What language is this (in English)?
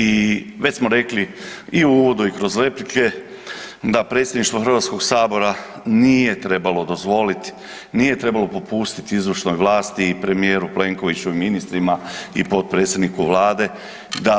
Croatian